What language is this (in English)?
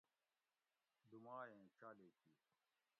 Gawri